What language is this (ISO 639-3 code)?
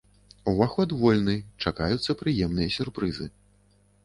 bel